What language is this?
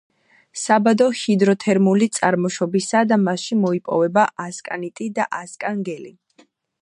Georgian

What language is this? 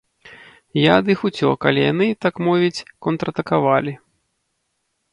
Belarusian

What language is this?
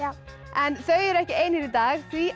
Icelandic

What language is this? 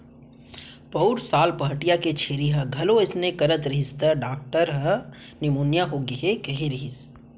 Chhattisgarhi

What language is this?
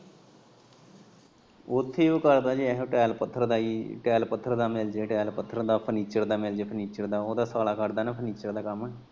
Punjabi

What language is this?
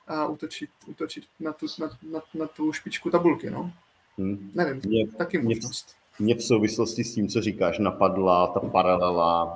Czech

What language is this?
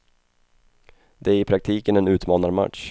Swedish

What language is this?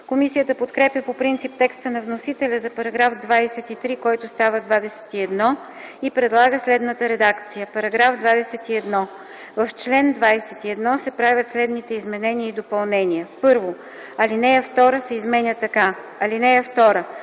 Bulgarian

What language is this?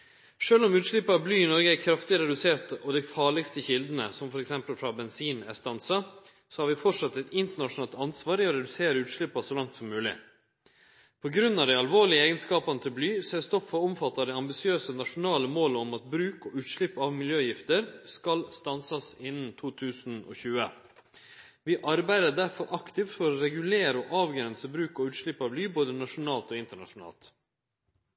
Norwegian Nynorsk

